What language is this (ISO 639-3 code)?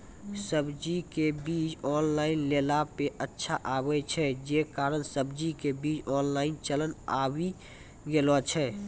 mai